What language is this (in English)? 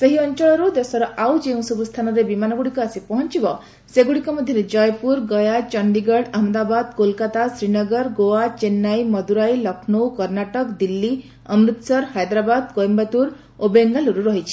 Odia